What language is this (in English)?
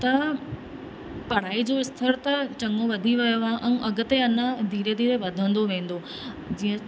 Sindhi